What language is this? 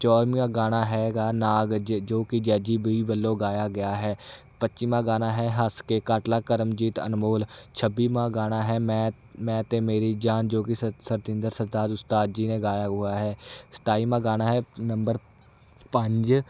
Punjabi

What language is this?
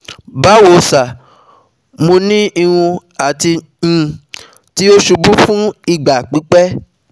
Yoruba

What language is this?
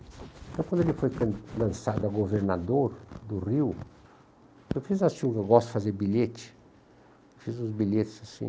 Portuguese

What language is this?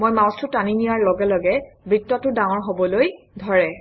Assamese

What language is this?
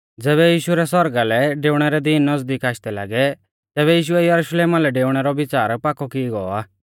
Mahasu Pahari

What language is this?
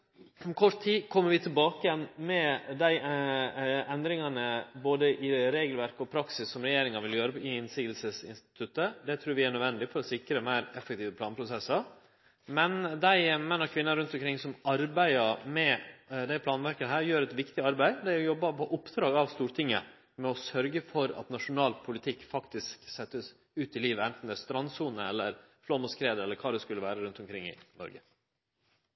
Norwegian Nynorsk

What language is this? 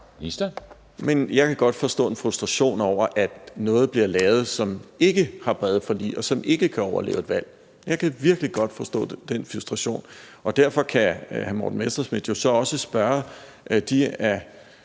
Danish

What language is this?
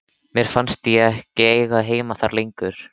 Icelandic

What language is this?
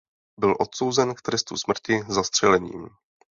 Czech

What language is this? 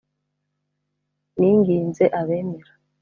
Kinyarwanda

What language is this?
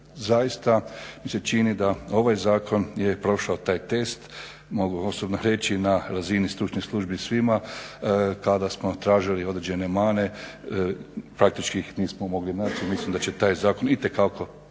Croatian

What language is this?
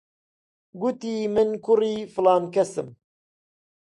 Central Kurdish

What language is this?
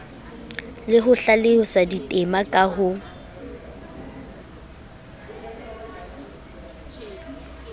Southern Sotho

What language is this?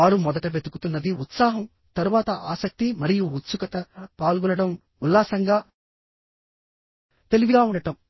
Telugu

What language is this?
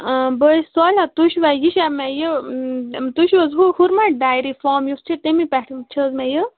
Kashmiri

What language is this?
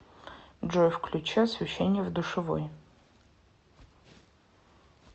Russian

